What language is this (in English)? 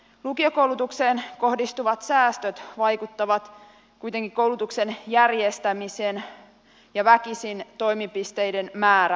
Finnish